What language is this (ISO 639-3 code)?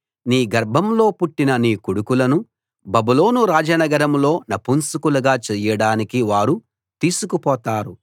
tel